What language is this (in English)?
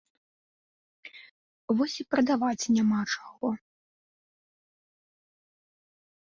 Belarusian